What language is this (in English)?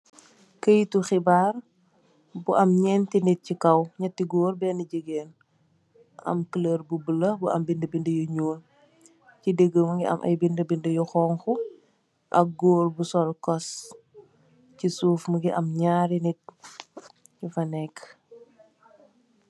Wolof